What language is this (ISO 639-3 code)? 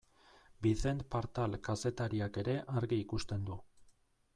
eus